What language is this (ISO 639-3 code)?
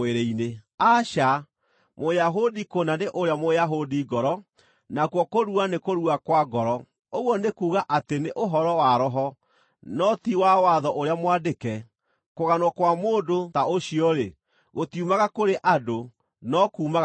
kik